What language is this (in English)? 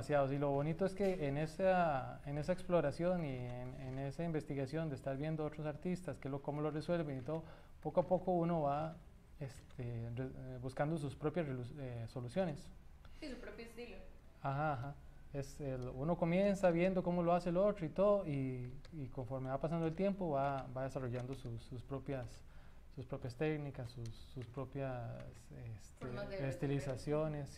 Spanish